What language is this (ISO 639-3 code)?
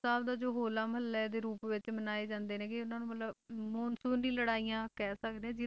pan